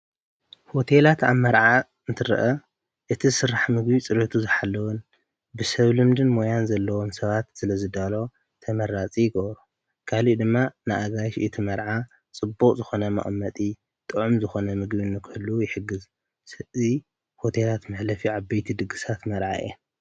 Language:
Tigrinya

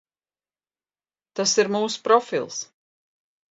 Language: Latvian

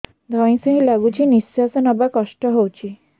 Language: Odia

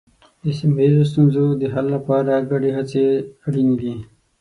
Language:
Pashto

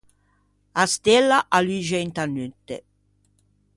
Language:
Ligurian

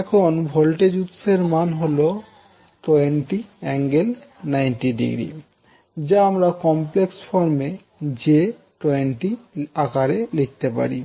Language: Bangla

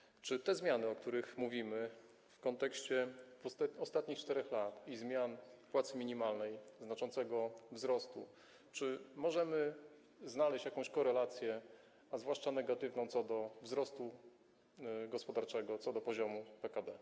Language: Polish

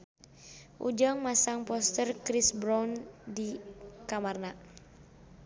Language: Sundanese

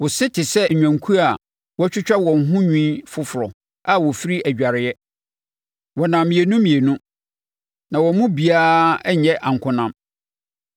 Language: Akan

